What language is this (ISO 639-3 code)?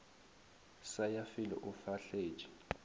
nso